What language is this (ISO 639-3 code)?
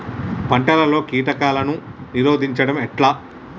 tel